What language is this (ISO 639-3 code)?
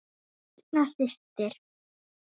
isl